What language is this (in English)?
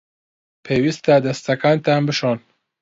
Central Kurdish